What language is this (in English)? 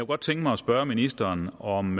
Danish